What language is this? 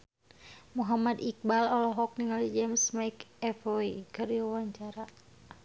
Sundanese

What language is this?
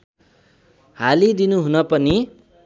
Nepali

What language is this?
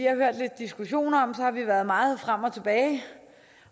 Danish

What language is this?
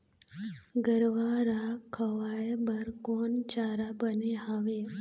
Chhattisgarhi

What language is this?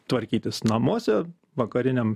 Lithuanian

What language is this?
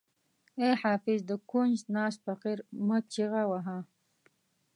Pashto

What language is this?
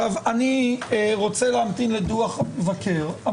Hebrew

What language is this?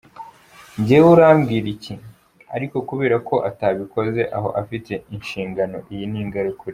Kinyarwanda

